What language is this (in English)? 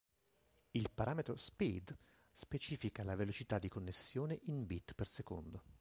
Italian